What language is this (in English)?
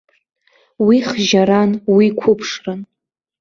Abkhazian